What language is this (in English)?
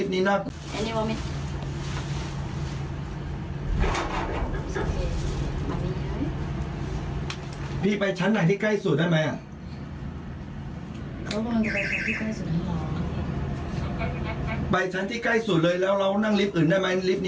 Thai